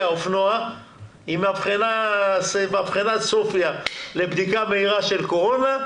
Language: Hebrew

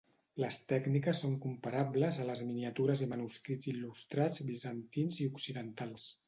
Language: Catalan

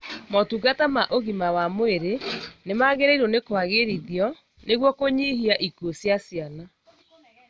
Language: Kikuyu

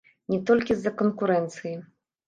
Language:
Belarusian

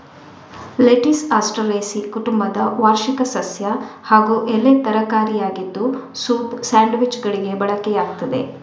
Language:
Kannada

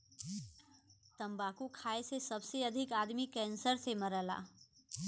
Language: Bhojpuri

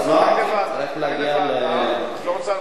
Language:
Hebrew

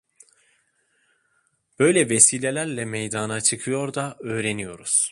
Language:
Turkish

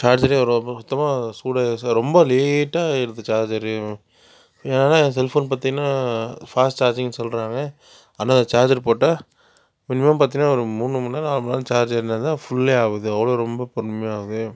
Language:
Tamil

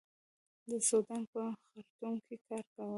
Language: Pashto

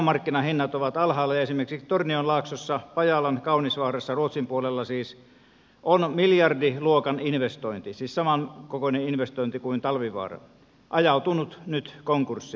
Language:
Finnish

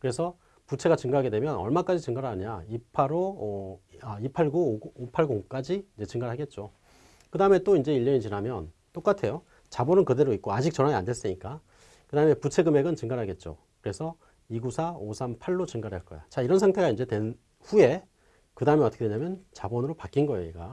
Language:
Korean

